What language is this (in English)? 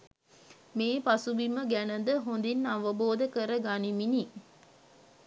Sinhala